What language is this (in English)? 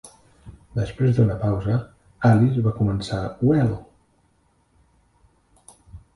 Catalan